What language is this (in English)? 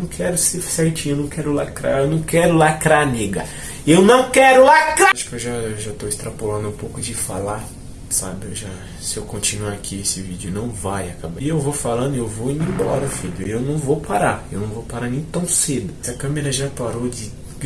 Portuguese